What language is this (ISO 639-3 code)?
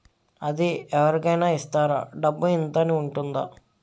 tel